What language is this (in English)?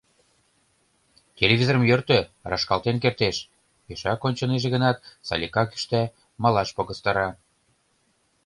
Mari